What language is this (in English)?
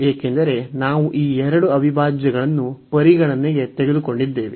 Kannada